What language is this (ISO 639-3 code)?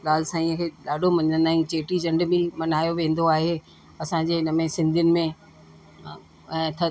snd